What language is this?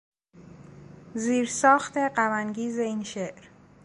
Persian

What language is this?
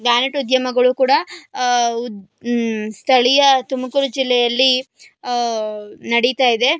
Kannada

